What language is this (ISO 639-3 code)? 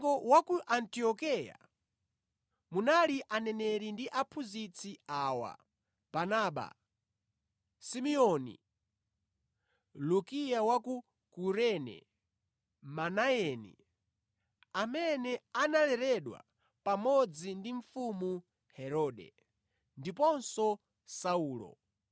nya